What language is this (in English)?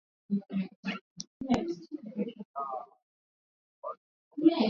Swahili